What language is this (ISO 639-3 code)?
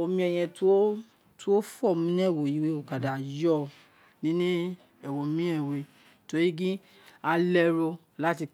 its